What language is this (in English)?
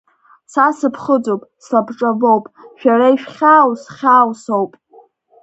Abkhazian